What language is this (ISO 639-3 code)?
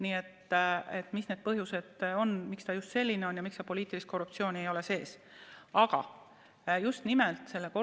est